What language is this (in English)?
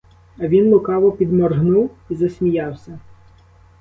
Ukrainian